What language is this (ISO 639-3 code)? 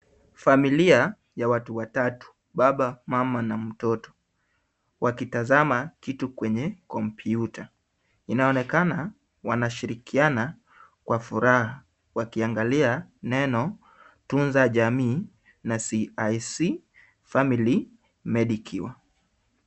swa